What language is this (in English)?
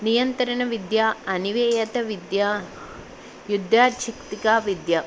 Telugu